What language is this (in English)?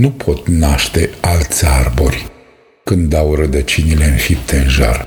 Romanian